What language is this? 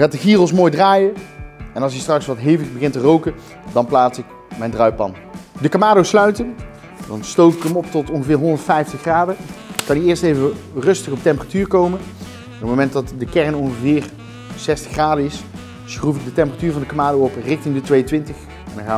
Dutch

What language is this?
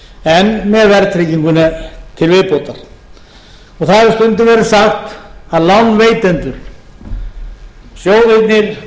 Icelandic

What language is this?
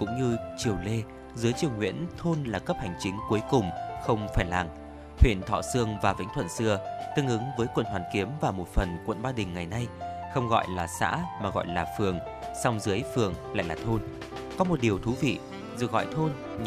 Vietnamese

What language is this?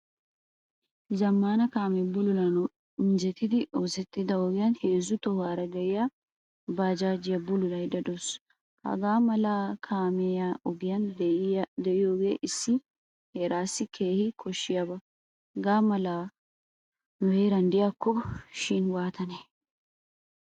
Wolaytta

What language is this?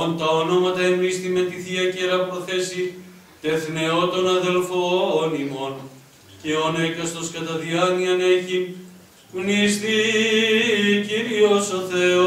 Greek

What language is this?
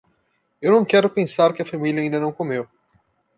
Portuguese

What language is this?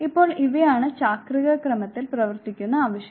Malayalam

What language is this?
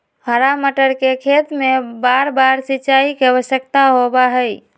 Magahi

